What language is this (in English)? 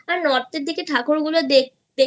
Bangla